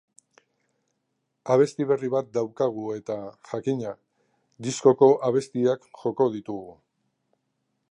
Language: Basque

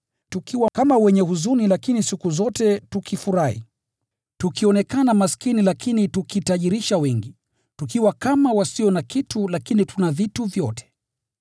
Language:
Swahili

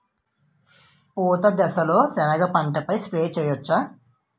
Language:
Telugu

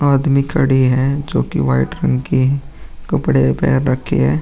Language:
Hindi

